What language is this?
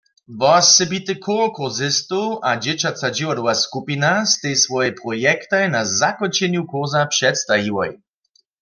Upper Sorbian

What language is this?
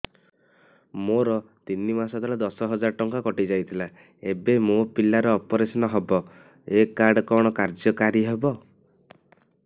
Odia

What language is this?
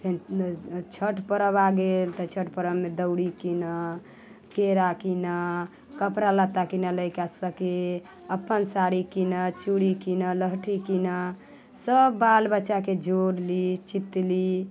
Maithili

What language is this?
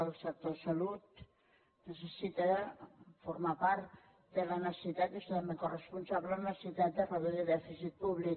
Catalan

